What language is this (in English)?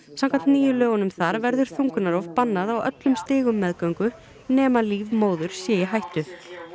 Icelandic